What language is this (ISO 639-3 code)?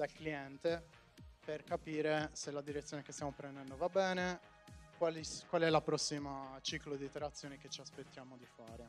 ita